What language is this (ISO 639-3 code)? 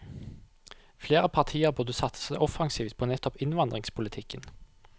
nor